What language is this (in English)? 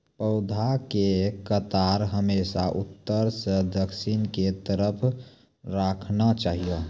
Maithili